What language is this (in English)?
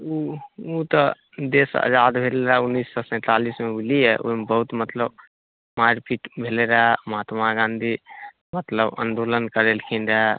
Maithili